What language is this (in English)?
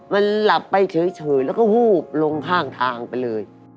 Thai